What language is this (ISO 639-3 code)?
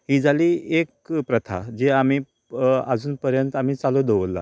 kok